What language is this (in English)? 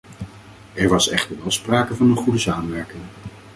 Dutch